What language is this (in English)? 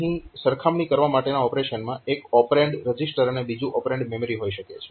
Gujarati